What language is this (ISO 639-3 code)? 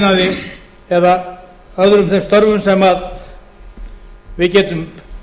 isl